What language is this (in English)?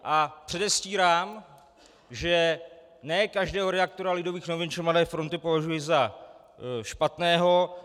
Czech